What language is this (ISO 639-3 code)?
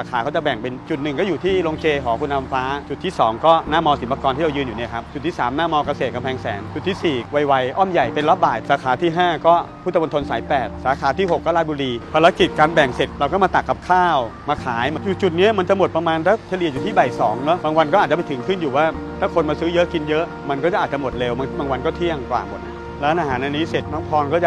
tha